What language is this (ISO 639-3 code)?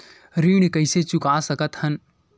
hne